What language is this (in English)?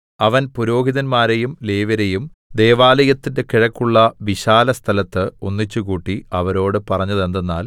Malayalam